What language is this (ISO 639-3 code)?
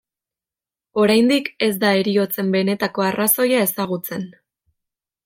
eus